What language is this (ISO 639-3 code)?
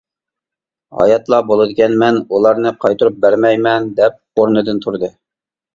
uig